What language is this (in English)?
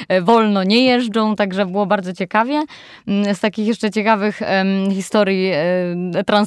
Polish